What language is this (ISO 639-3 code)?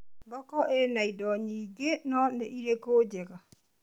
kik